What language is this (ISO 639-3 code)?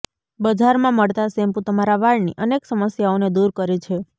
guj